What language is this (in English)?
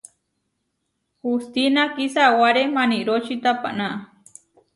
Huarijio